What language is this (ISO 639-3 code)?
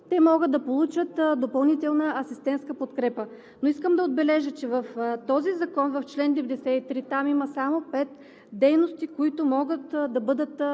bul